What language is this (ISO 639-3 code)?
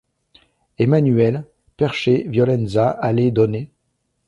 fra